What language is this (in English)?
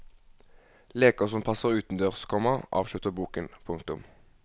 Norwegian